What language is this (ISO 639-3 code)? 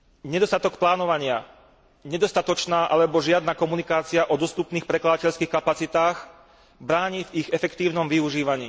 slk